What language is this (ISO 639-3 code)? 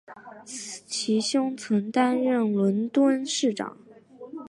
zho